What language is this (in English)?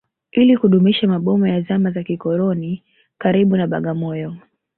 Swahili